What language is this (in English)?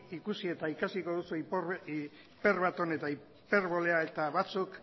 Basque